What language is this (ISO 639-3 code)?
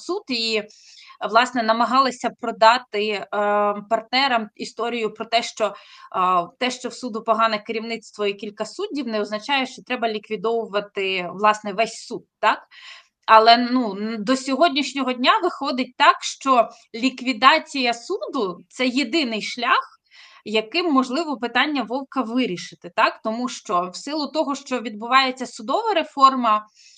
ukr